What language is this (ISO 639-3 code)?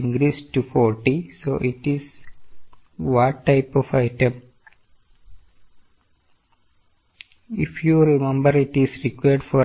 mal